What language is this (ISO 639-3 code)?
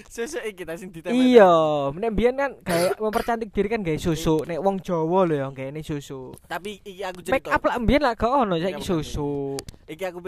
ind